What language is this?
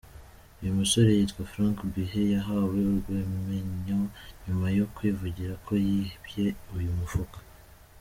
Kinyarwanda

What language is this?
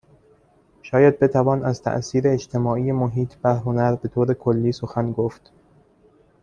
Persian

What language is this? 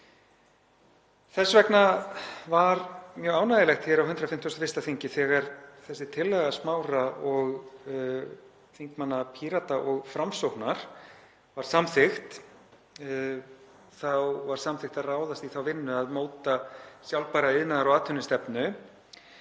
Icelandic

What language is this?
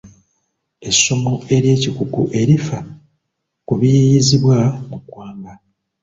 Ganda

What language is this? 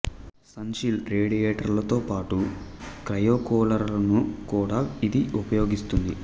Telugu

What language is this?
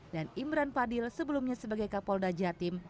Indonesian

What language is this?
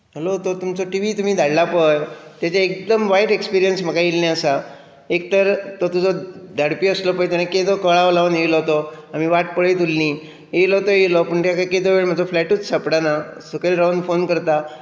Konkani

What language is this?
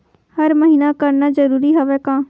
Chhattisgarhi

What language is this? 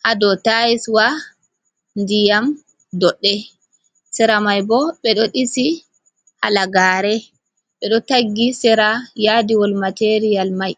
Fula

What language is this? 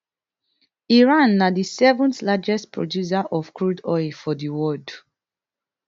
Nigerian Pidgin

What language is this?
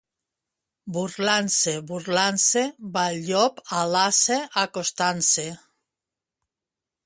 Catalan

